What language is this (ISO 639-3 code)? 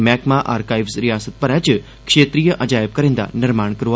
doi